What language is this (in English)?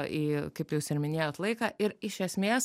Lithuanian